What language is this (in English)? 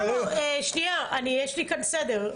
Hebrew